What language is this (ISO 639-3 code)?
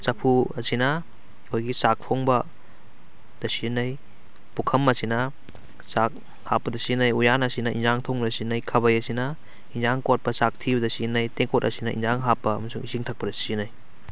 mni